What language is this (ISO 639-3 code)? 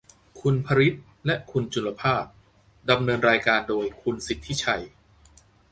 tha